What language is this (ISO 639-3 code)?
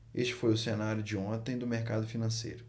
por